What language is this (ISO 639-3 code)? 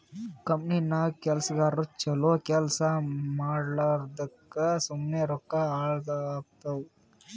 kan